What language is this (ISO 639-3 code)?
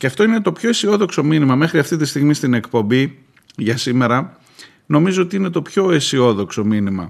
ell